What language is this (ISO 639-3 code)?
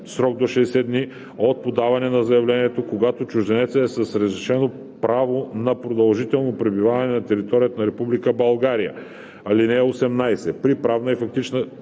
bul